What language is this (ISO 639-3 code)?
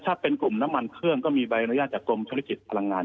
tha